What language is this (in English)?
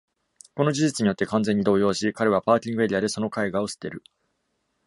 Japanese